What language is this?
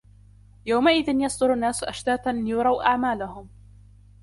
Arabic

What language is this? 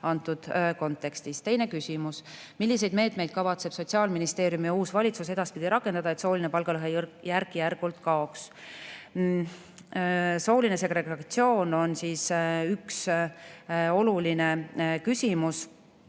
Estonian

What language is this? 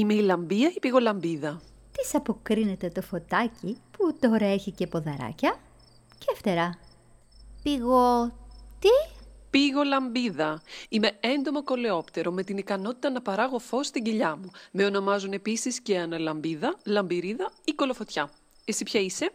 Greek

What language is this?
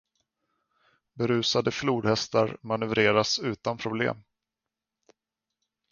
Swedish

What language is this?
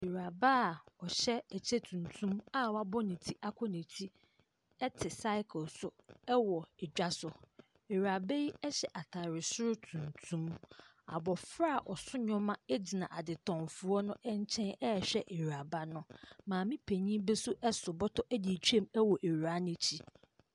Akan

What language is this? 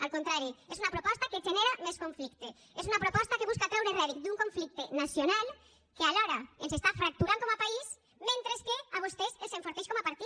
Catalan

